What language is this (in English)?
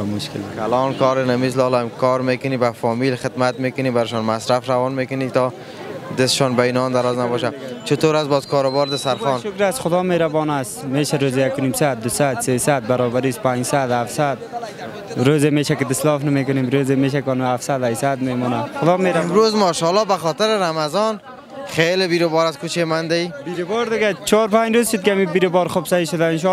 Persian